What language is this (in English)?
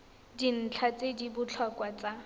Tswana